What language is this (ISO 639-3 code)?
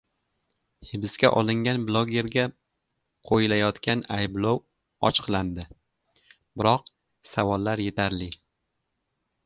uzb